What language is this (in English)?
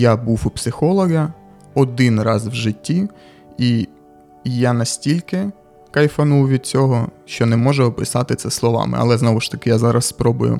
Ukrainian